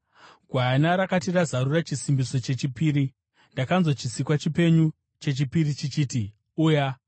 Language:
Shona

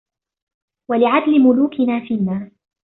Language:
Arabic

